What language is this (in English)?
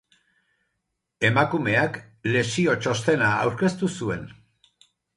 Basque